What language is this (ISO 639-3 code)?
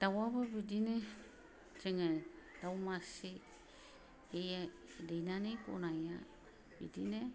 brx